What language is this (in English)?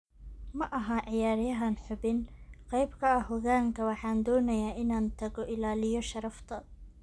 Somali